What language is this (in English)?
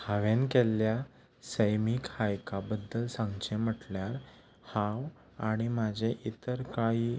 Konkani